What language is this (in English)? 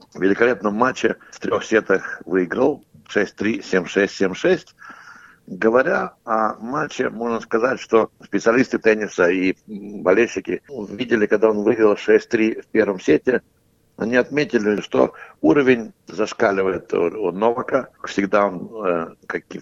Russian